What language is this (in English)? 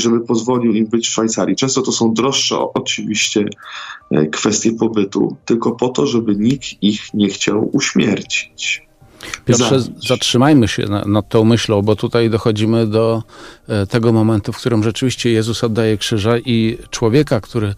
Polish